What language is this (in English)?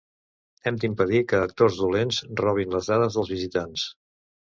Catalan